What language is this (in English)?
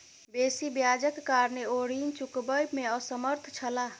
Maithili